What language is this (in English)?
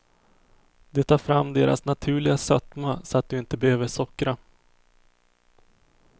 Swedish